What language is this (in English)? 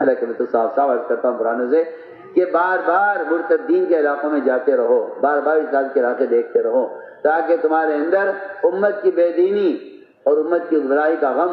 Arabic